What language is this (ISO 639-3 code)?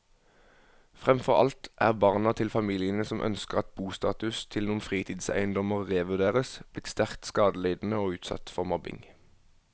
nor